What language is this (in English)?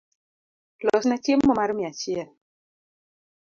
Luo (Kenya and Tanzania)